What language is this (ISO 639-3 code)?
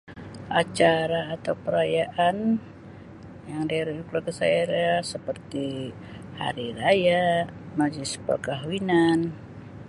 msi